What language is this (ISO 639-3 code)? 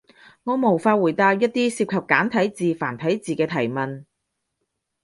yue